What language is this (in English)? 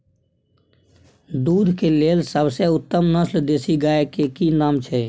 Maithili